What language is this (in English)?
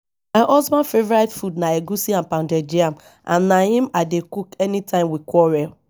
Nigerian Pidgin